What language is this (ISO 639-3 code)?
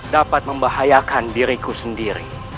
ind